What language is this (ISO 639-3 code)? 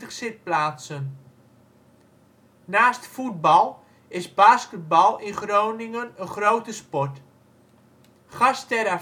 nld